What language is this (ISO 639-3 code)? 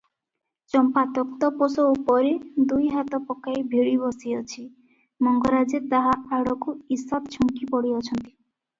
ori